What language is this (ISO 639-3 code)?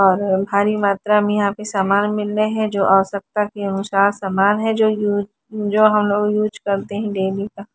hin